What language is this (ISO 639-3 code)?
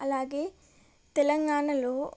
tel